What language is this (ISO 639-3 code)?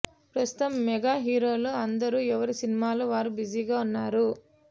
tel